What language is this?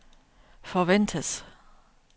Danish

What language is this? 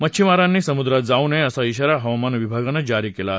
Marathi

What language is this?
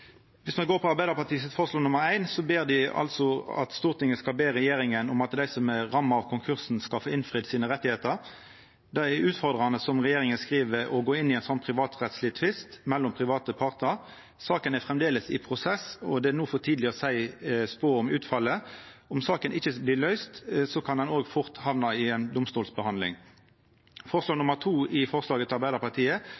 Norwegian Nynorsk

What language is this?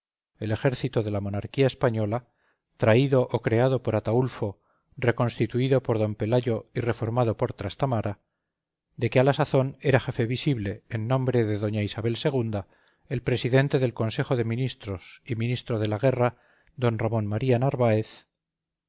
Spanish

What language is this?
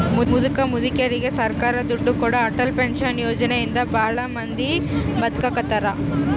Kannada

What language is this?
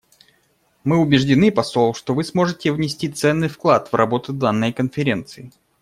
Russian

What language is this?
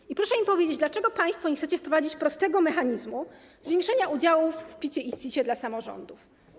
Polish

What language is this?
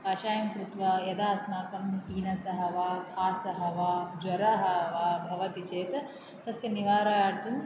Sanskrit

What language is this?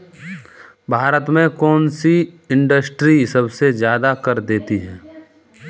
Hindi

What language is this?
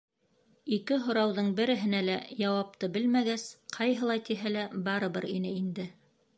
Bashkir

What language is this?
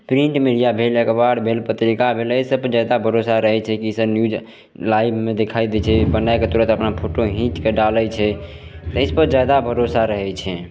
Maithili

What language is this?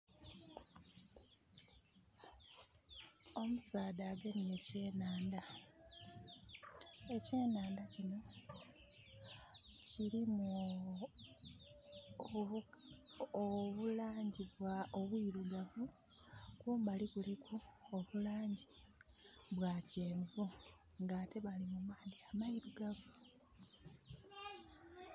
Soga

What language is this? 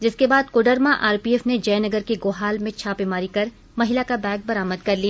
Hindi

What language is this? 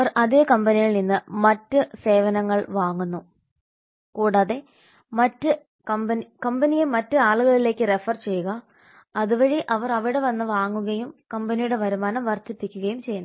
Malayalam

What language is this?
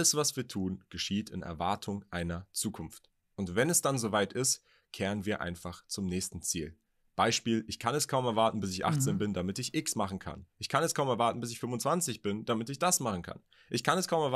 German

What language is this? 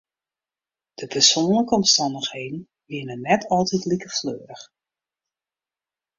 Western Frisian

